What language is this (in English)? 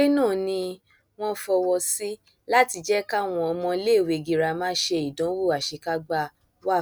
Yoruba